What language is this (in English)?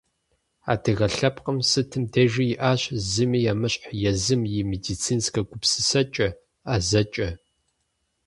Kabardian